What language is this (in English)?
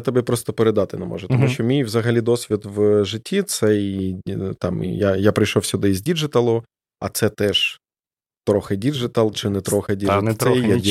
Ukrainian